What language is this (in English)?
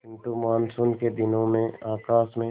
Hindi